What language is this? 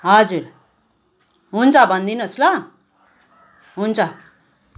Nepali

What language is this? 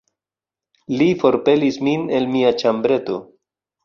Esperanto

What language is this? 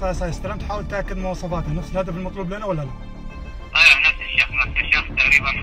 Arabic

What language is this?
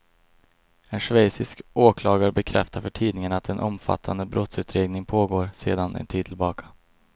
Swedish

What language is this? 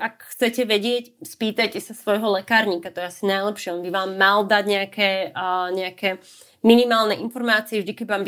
Slovak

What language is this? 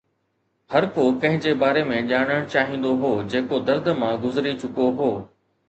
Sindhi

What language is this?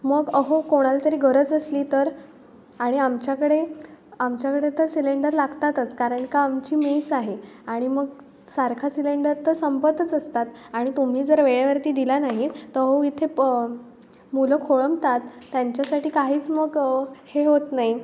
Marathi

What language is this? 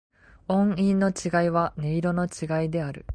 Japanese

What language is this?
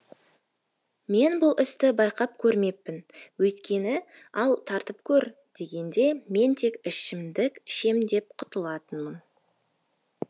Kazakh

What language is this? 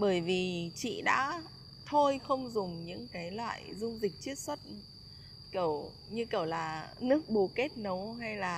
Vietnamese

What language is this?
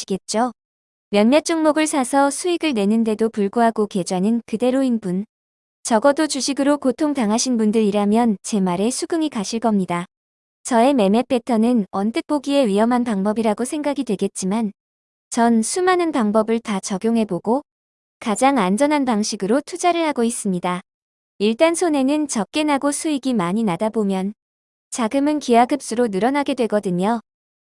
Korean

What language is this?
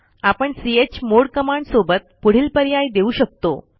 Marathi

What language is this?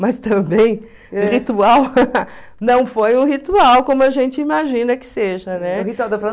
Portuguese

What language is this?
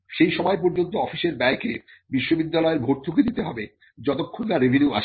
Bangla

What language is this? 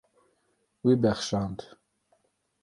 Kurdish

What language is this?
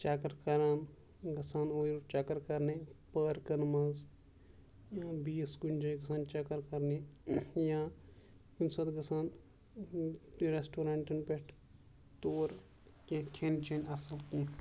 Kashmiri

